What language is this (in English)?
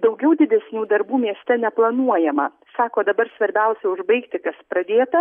Lithuanian